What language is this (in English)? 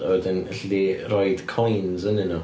Welsh